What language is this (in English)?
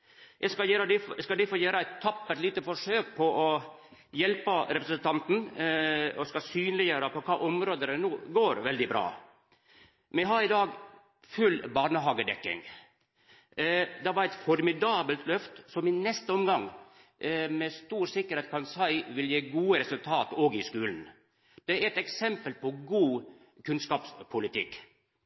Norwegian Nynorsk